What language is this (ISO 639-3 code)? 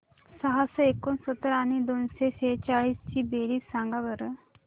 mar